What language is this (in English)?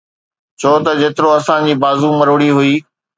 Sindhi